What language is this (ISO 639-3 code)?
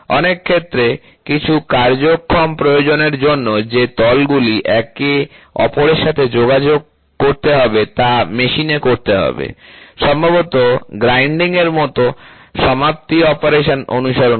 ben